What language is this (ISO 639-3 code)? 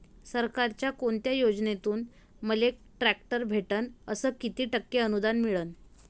mar